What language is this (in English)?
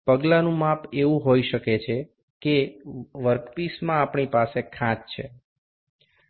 Gujarati